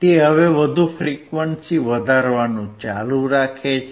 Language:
Gujarati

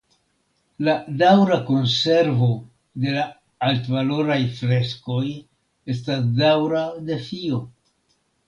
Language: Esperanto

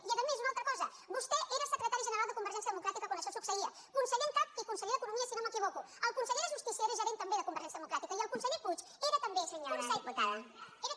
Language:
Catalan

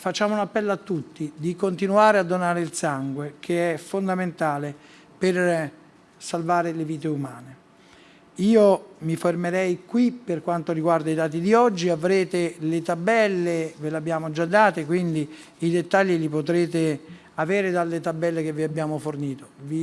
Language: Italian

